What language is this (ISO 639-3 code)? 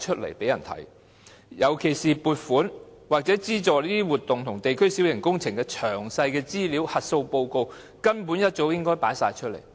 yue